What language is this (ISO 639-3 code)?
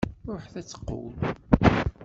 kab